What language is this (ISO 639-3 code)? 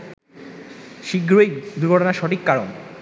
ben